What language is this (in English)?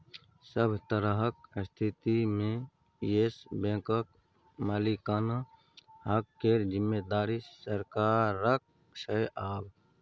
Maithili